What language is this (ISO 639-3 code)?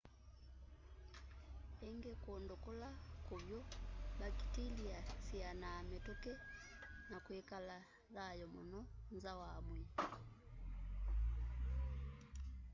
kam